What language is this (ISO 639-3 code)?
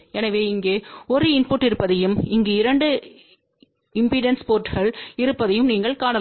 tam